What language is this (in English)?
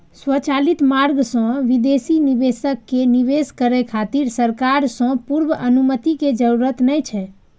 Maithili